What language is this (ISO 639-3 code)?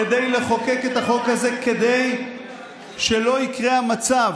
heb